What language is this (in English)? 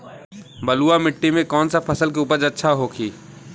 Bhojpuri